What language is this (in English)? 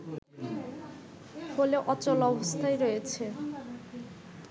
Bangla